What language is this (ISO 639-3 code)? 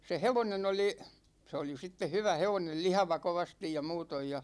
fin